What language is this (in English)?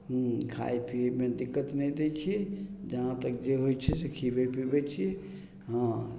Maithili